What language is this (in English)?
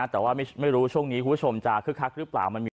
Thai